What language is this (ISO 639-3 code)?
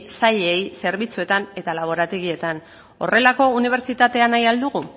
eus